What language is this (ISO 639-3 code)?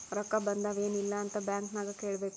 kan